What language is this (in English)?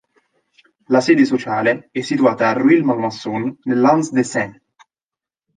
Italian